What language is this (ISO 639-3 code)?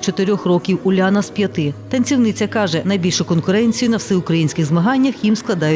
ukr